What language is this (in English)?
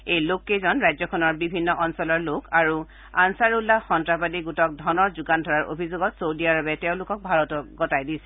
Assamese